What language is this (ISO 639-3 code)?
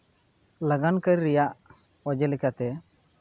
sat